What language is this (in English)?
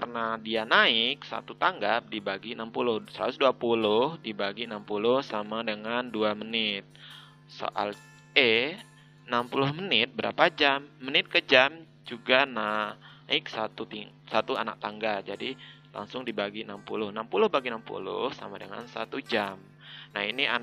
Indonesian